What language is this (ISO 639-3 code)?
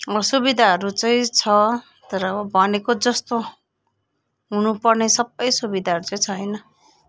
nep